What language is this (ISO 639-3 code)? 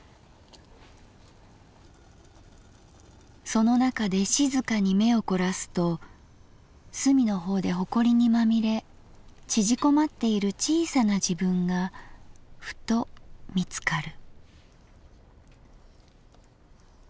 jpn